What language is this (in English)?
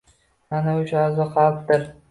Uzbek